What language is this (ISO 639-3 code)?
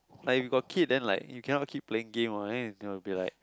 eng